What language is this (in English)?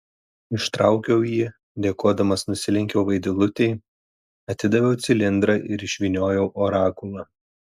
Lithuanian